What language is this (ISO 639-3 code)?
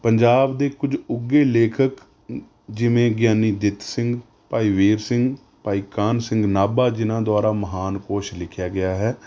pan